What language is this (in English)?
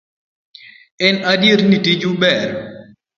Luo (Kenya and Tanzania)